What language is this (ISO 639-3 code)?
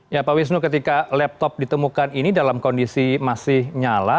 ind